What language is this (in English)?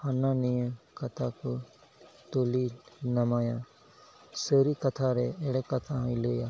Santali